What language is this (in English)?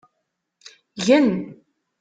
Kabyle